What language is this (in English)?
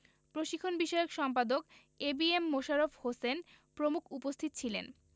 Bangla